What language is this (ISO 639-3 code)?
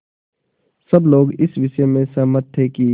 hin